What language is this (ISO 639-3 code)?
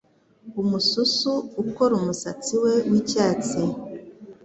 kin